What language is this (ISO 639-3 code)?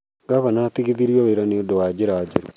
kik